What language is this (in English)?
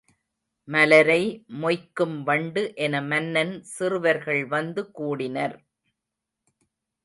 Tamil